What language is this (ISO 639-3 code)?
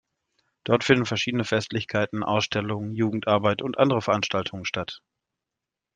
deu